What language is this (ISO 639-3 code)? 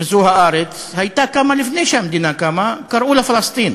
heb